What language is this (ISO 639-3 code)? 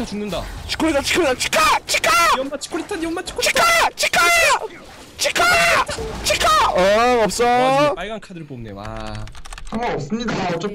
kor